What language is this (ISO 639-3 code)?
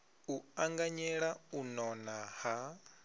ven